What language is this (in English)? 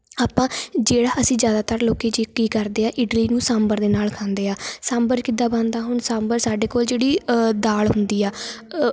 Punjabi